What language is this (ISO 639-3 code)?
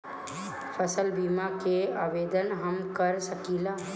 bho